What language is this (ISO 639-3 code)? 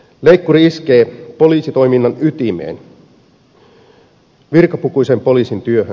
fin